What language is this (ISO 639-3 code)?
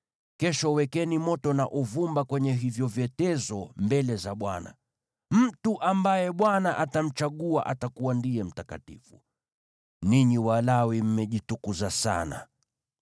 swa